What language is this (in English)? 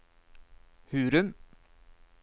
Norwegian